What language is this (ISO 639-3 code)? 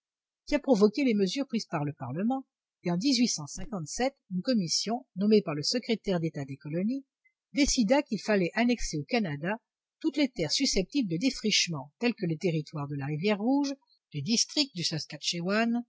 fra